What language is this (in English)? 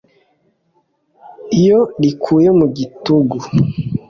Kinyarwanda